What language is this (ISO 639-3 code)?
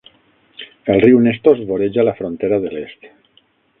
cat